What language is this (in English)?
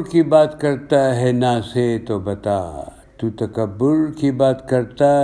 Urdu